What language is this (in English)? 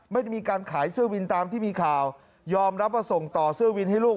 Thai